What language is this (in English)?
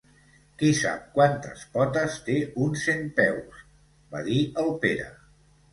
Catalan